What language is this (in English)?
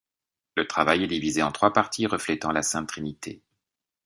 French